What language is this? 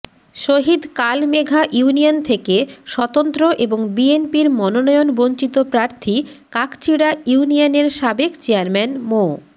Bangla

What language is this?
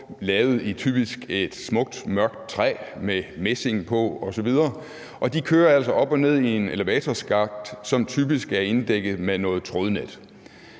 Danish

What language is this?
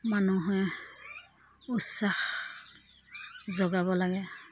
Assamese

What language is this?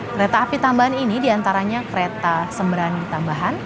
Indonesian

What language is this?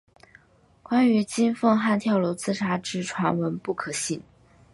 Chinese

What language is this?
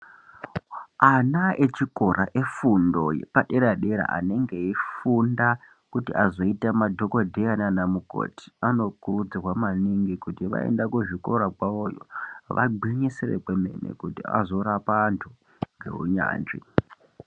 Ndau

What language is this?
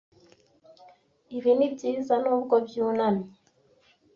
Kinyarwanda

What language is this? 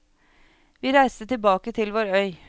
Norwegian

